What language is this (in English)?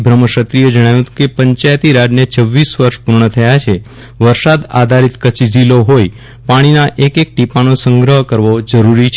Gujarati